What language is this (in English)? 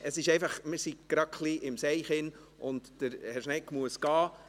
Swiss German